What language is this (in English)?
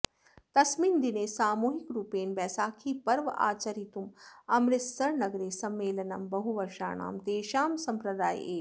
Sanskrit